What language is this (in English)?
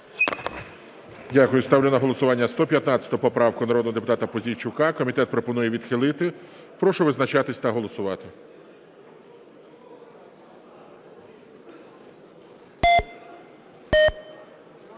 Ukrainian